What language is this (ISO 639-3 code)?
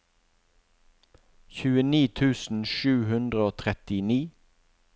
nor